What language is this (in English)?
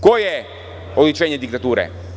Serbian